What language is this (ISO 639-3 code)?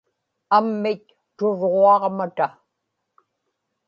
ipk